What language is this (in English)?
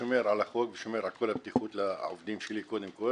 Hebrew